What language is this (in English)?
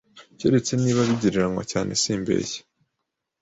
Kinyarwanda